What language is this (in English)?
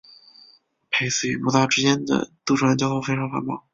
Chinese